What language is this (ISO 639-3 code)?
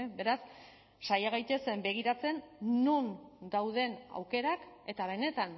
eus